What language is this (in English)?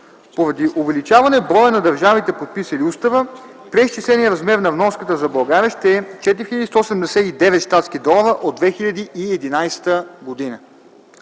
Bulgarian